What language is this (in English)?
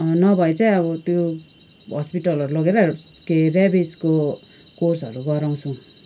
Nepali